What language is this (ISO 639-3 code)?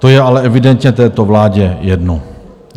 ces